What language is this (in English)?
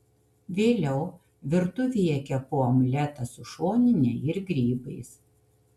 Lithuanian